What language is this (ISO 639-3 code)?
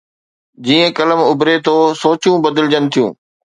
snd